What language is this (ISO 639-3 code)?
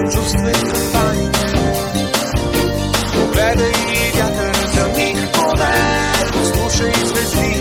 bul